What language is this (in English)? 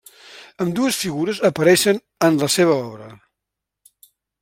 Catalan